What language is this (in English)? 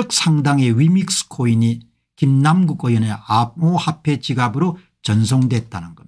Korean